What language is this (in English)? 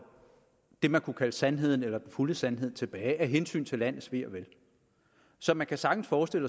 Danish